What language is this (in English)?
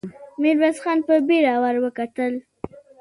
Pashto